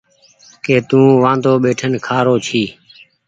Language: Goaria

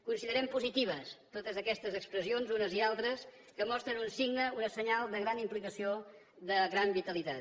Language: Catalan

